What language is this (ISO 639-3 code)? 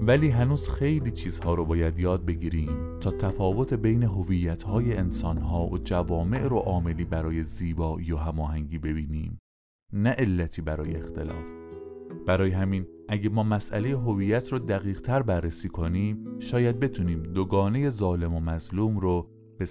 fas